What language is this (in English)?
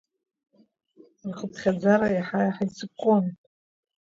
Abkhazian